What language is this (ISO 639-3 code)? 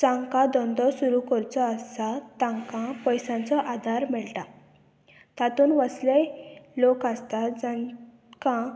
kok